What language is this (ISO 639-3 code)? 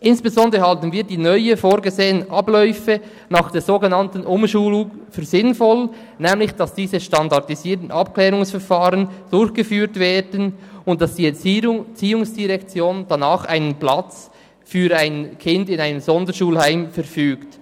gsw